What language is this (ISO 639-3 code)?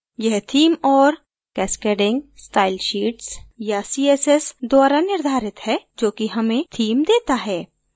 hin